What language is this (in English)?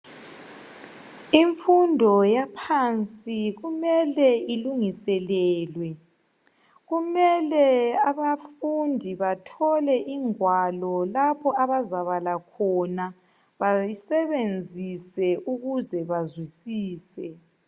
North Ndebele